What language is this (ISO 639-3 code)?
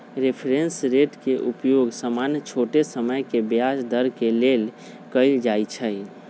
mag